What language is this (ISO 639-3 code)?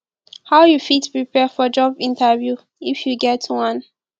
pcm